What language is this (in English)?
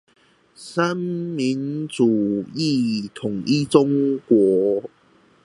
Chinese